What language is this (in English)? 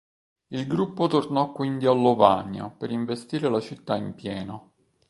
Italian